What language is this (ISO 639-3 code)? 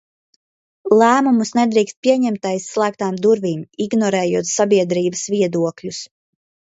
lav